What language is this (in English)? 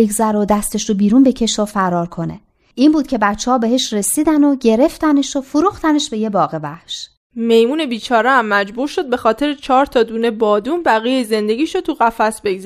Persian